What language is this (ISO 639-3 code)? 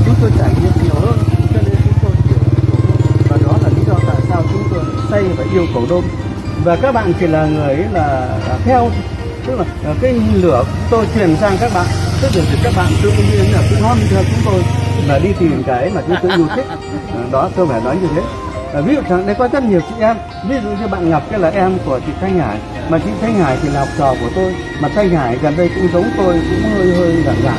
vie